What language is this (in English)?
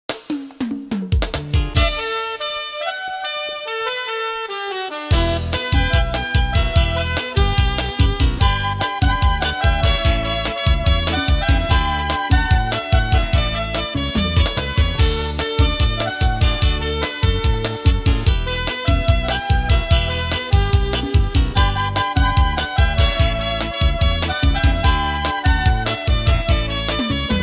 Portuguese